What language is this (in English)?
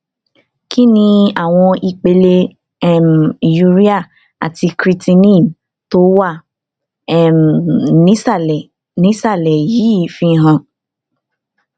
Yoruba